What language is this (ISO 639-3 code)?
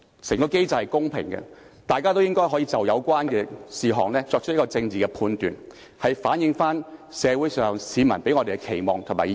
yue